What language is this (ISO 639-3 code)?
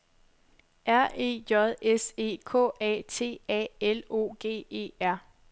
dan